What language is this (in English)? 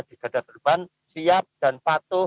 Indonesian